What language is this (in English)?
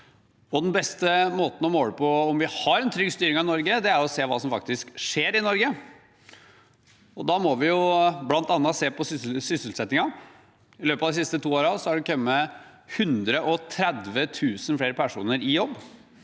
Norwegian